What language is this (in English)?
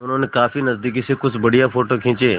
Hindi